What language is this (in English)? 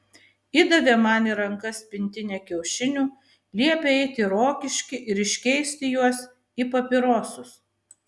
Lithuanian